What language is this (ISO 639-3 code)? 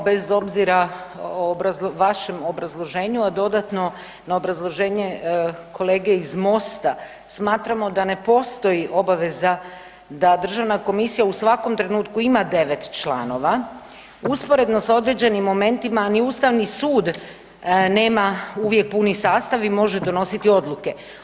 hrv